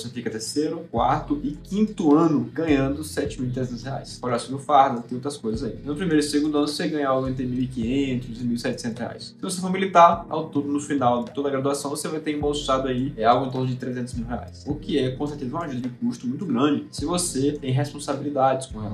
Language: Portuguese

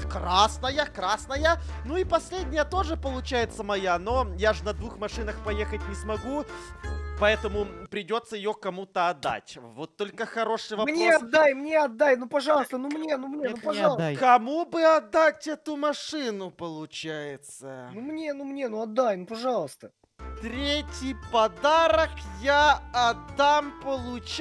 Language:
Russian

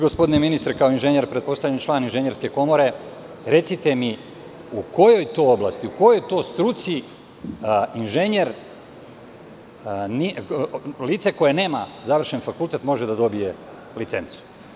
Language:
Serbian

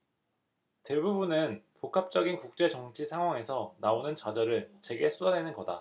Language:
Korean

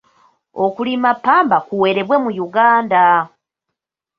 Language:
Ganda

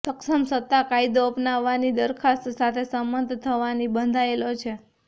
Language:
Gujarati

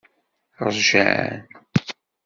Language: Kabyle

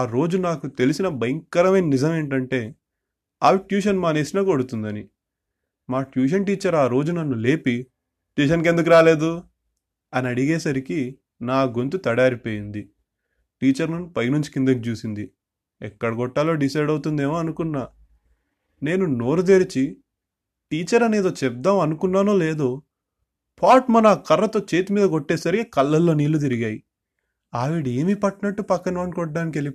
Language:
Telugu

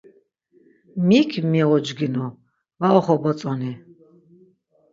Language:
Laz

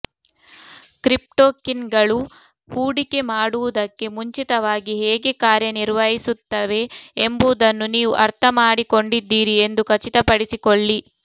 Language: Kannada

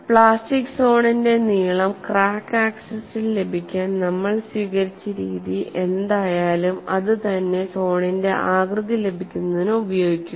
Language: Malayalam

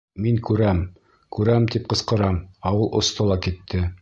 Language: Bashkir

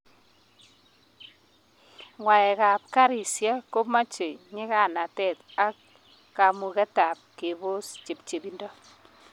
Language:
Kalenjin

